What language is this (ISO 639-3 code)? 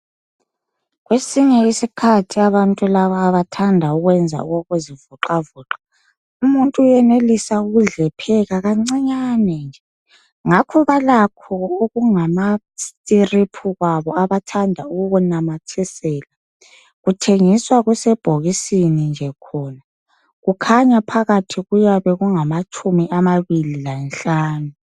nde